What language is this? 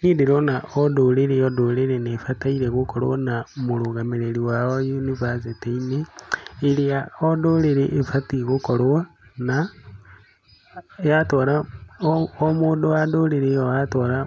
Kikuyu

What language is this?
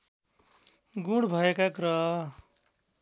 Nepali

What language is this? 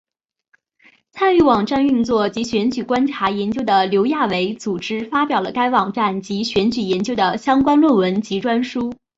Chinese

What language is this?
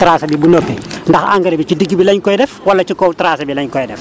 Wolof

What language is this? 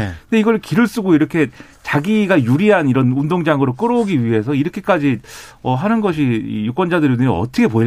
Korean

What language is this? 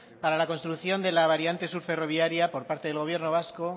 Spanish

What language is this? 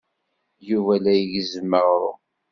Kabyle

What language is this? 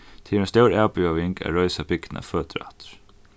Faroese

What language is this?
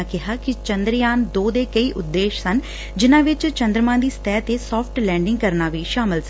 Punjabi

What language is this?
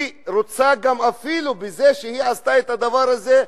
Hebrew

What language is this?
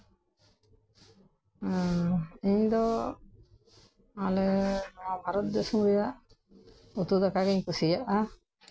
Santali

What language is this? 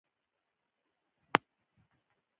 Pashto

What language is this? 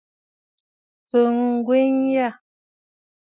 Bafut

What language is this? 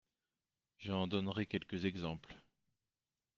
French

